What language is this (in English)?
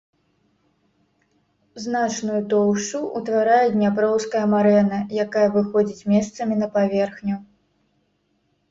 Belarusian